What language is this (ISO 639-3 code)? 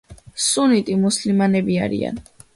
kat